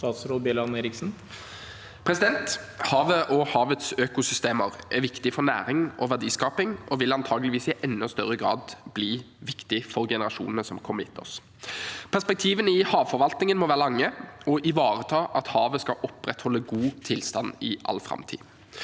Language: Norwegian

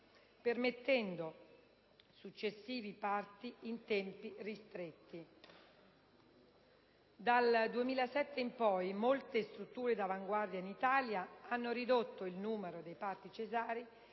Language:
Italian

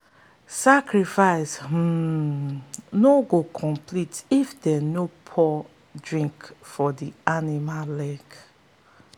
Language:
Nigerian Pidgin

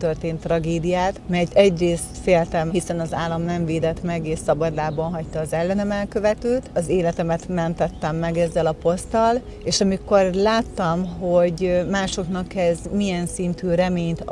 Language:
Hungarian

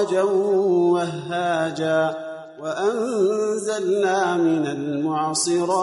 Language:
Arabic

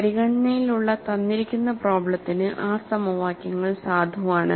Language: Malayalam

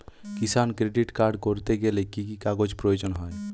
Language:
Bangla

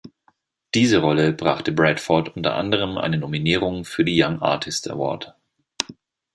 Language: German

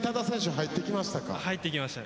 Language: Japanese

